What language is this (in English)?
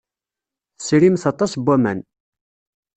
Kabyle